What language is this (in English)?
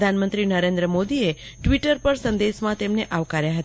Gujarati